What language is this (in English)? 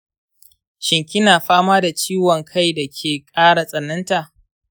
Hausa